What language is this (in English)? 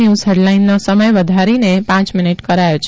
Gujarati